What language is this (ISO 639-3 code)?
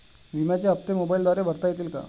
mar